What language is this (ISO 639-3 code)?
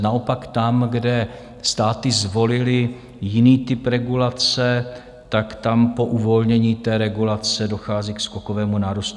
ces